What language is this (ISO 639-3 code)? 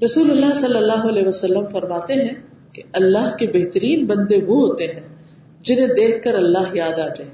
urd